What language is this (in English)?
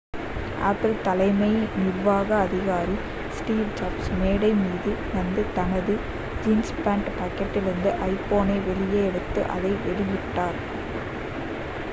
Tamil